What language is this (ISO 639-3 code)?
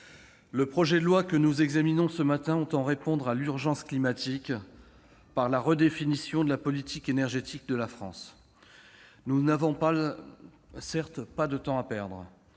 fra